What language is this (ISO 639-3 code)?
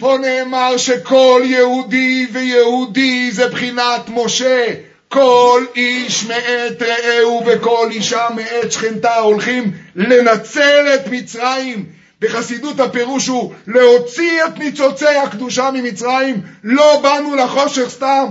heb